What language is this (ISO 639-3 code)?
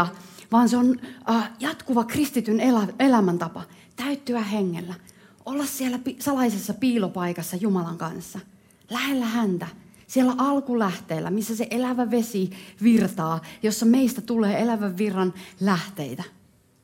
fin